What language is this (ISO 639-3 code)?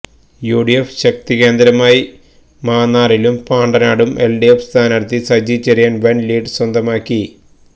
mal